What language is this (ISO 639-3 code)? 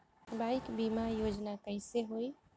bho